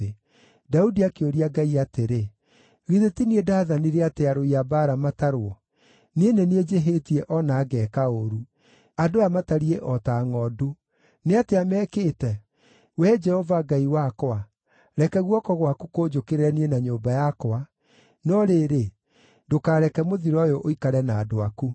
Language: Kikuyu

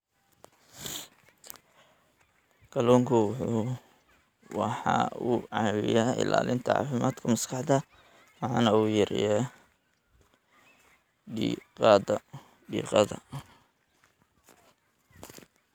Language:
Somali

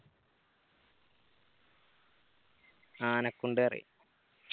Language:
Malayalam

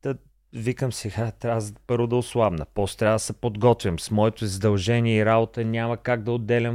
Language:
Bulgarian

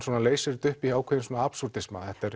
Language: Icelandic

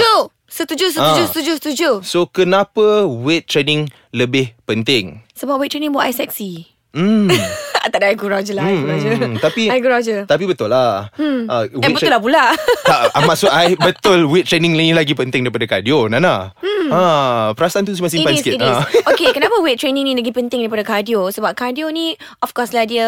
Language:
Malay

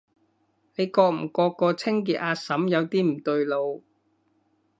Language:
Cantonese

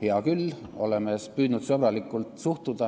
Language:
Estonian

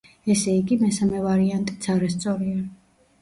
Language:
Georgian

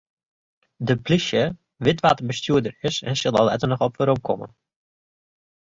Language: Western Frisian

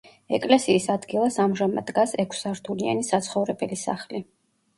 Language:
Georgian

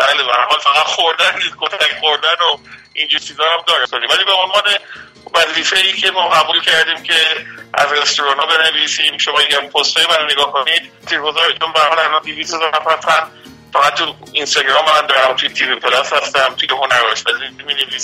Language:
Persian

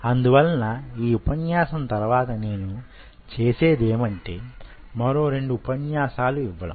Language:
Telugu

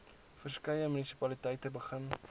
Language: Afrikaans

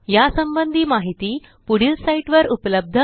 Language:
Marathi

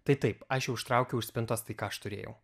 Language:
Lithuanian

